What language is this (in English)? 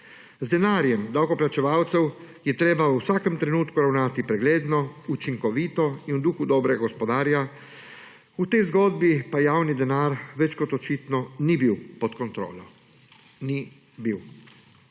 Slovenian